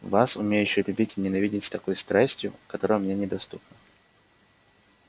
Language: Russian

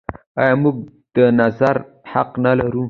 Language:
Pashto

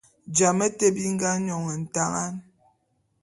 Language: Bulu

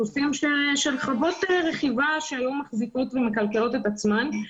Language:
Hebrew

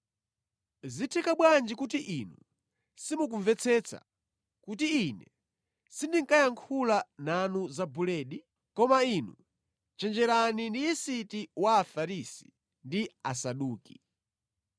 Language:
Nyanja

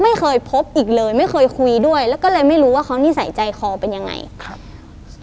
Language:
Thai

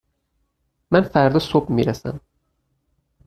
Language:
Persian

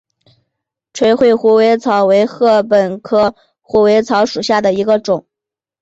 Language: Chinese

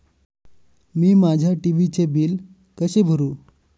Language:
Marathi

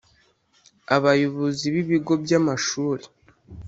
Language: Kinyarwanda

